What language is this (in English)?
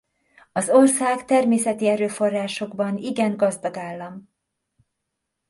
Hungarian